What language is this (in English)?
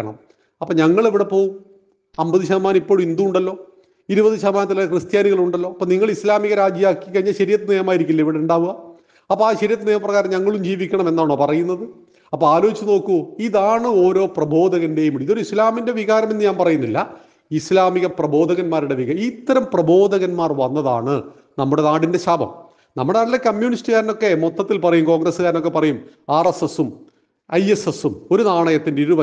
Malayalam